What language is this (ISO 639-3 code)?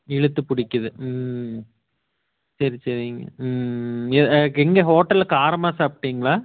tam